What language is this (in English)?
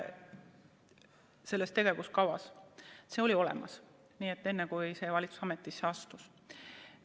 Estonian